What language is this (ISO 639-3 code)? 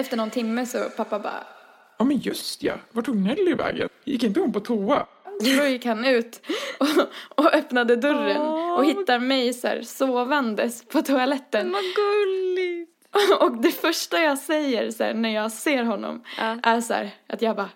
swe